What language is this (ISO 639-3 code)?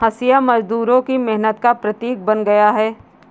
hin